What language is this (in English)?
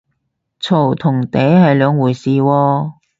Cantonese